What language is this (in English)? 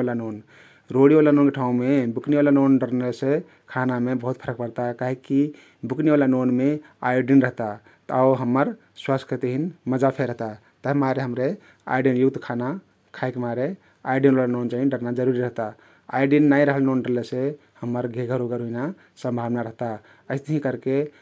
Kathoriya Tharu